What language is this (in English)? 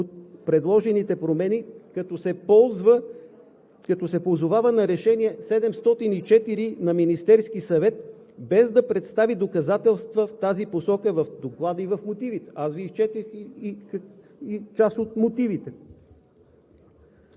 Bulgarian